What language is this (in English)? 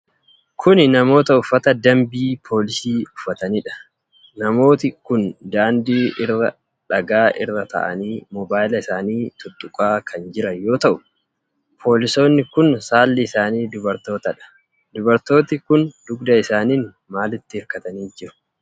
Oromo